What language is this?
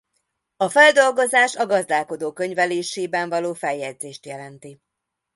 Hungarian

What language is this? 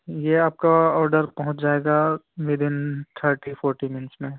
Urdu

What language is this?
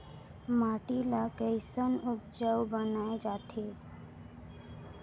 Chhattisgarhi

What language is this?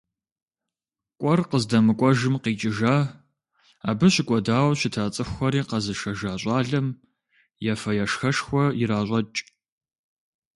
Kabardian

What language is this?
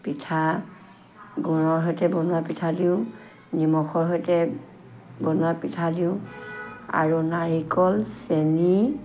Assamese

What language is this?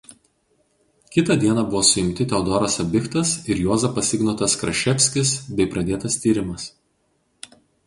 Lithuanian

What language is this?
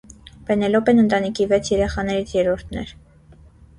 Armenian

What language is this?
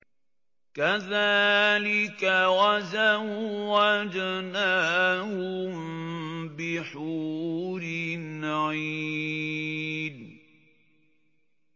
Arabic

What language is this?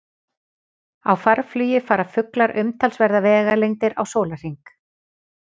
Icelandic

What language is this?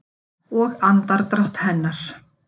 Icelandic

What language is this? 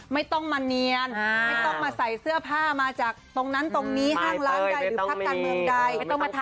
Thai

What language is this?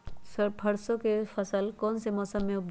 Magahi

